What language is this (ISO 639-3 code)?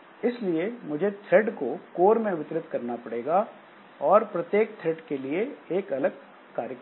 hin